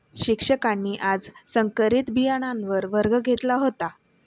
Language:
Marathi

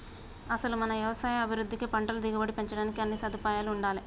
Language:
Telugu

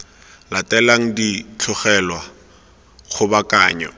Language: Tswana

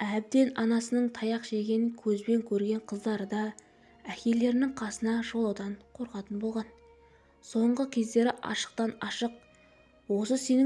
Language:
Turkish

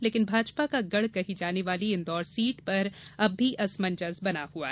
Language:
Hindi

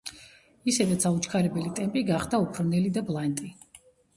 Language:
Georgian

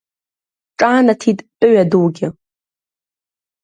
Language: Abkhazian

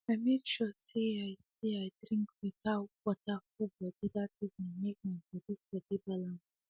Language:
Nigerian Pidgin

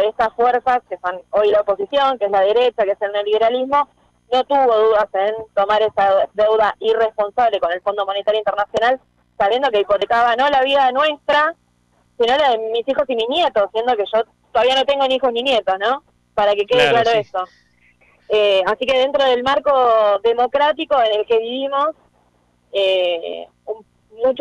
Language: Spanish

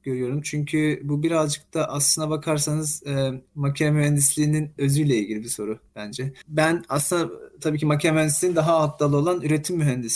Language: Turkish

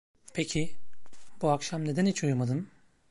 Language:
Turkish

